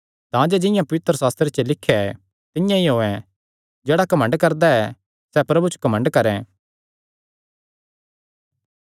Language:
Kangri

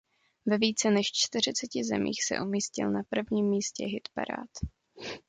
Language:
Czech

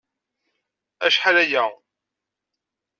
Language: Kabyle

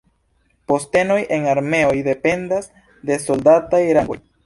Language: Esperanto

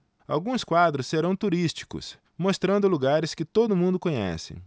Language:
Portuguese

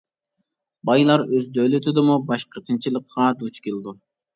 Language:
Uyghur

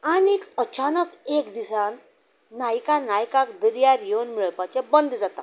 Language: Konkani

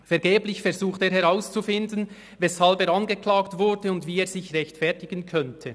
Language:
Swiss German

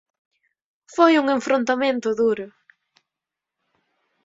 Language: Galician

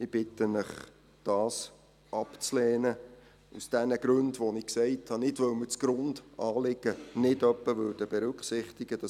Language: Swiss German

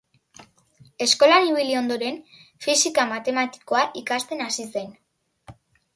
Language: Basque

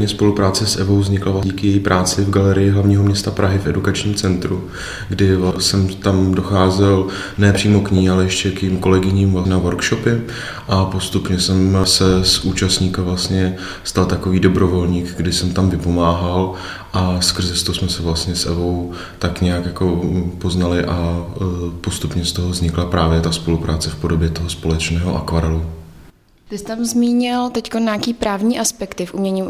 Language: Czech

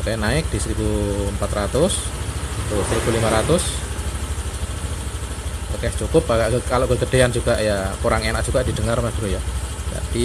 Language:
Indonesian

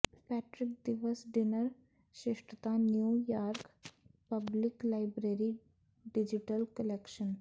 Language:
Punjabi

